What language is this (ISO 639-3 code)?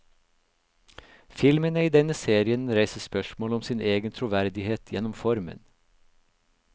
nor